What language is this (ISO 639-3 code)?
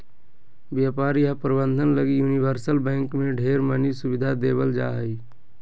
mag